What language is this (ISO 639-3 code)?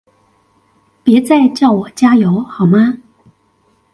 zho